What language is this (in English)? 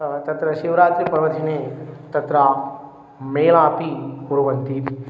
Sanskrit